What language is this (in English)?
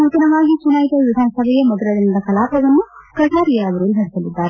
Kannada